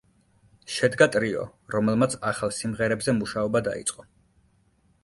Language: Georgian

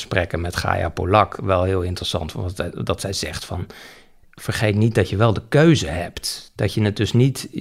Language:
Dutch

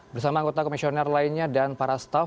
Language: Indonesian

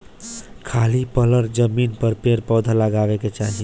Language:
Bhojpuri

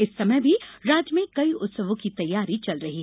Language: Hindi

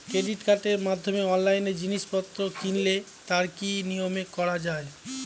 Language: Bangla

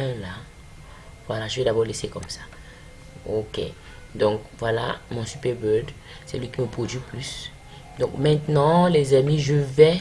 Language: French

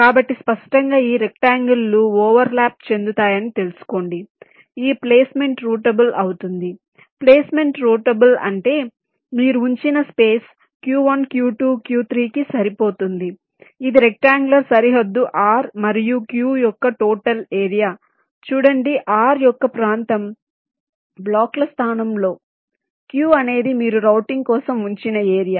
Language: Telugu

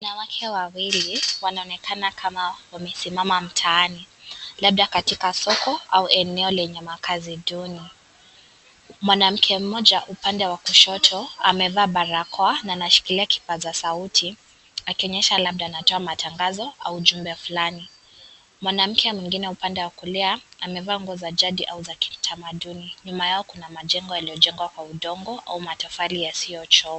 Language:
Swahili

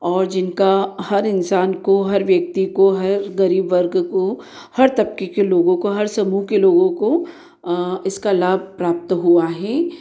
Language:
Hindi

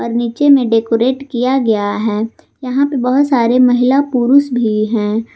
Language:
Hindi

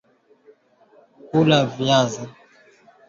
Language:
Swahili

